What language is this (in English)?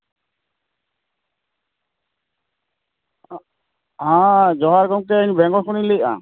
Santali